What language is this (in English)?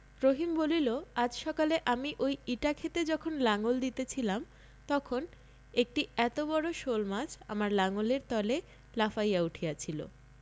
Bangla